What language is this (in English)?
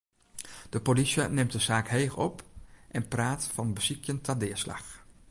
Western Frisian